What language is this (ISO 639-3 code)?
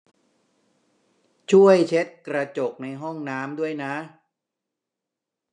tha